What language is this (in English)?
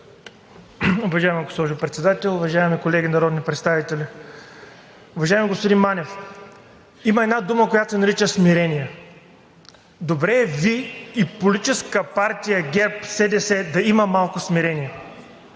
Bulgarian